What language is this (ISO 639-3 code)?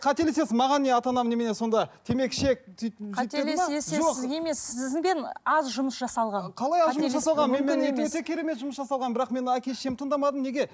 kaz